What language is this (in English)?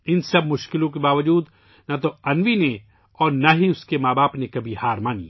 Urdu